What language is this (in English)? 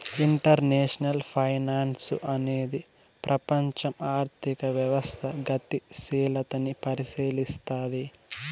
Telugu